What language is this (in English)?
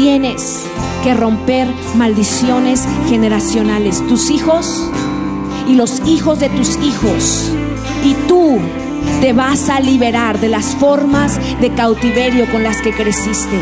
Spanish